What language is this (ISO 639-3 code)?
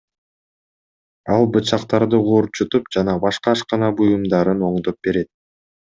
kir